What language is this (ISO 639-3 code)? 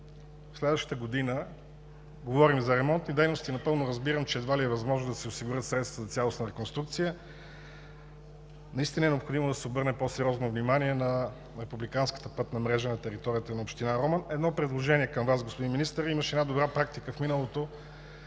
bul